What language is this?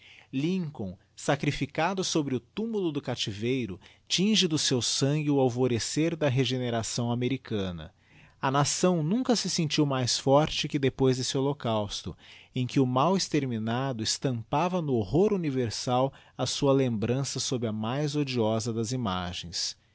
Portuguese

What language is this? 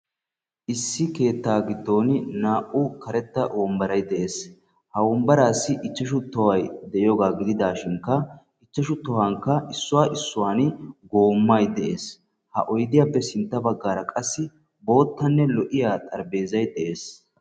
Wolaytta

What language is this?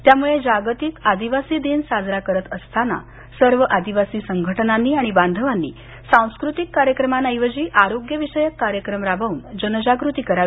Marathi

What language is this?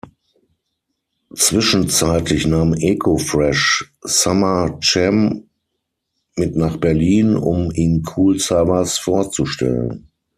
German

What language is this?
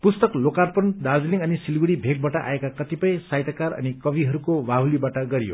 Nepali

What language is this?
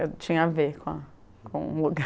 Portuguese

